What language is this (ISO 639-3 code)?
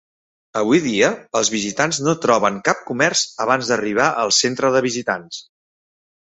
cat